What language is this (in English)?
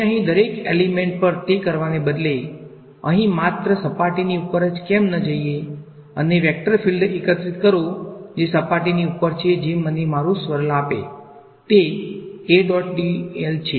Gujarati